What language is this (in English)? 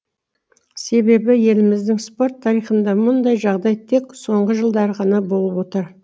Kazakh